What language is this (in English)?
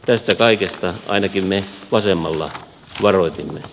Finnish